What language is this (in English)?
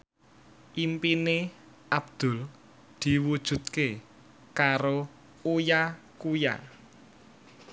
Javanese